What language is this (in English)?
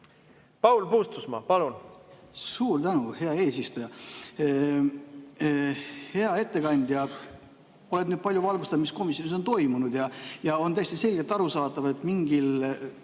Estonian